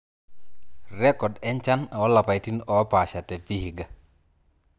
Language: Masai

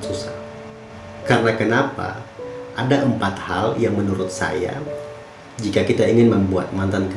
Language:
Indonesian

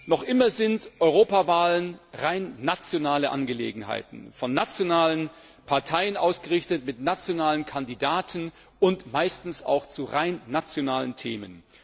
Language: German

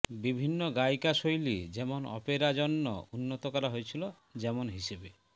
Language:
Bangla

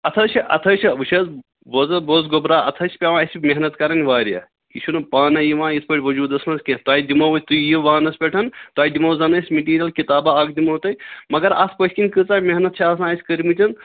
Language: Kashmiri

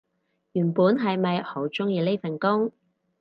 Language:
Cantonese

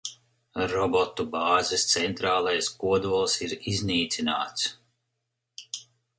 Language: Latvian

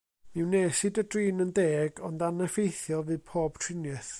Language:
Welsh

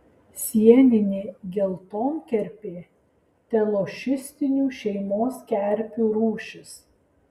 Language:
Lithuanian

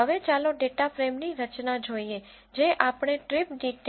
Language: Gujarati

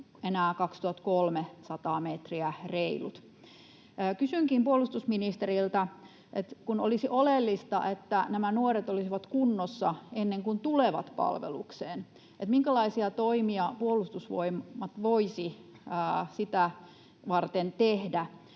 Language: Finnish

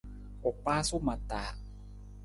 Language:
Nawdm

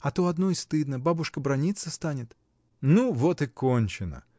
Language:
Russian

